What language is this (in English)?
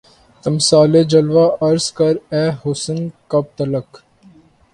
Urdu